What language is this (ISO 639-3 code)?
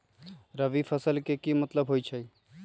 mag